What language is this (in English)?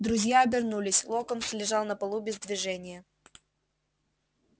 Russian